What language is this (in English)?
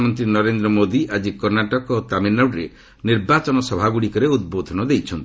Odia